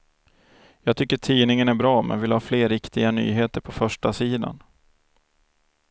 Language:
Swedish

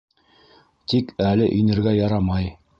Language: Bashkir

